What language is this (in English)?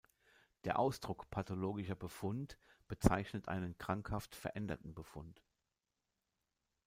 German